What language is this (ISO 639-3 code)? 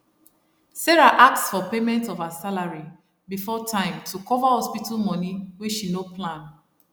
pcm